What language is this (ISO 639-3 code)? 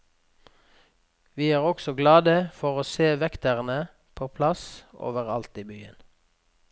nor